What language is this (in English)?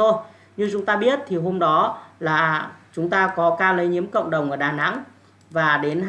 Vietnamese